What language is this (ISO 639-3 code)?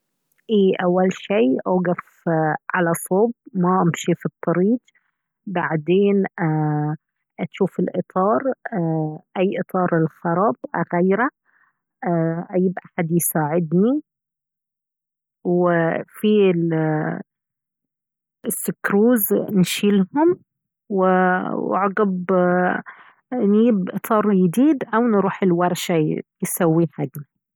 abv